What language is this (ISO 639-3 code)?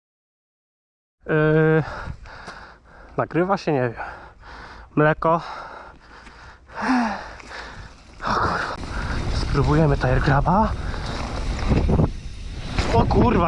pol